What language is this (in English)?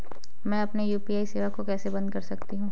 Hindi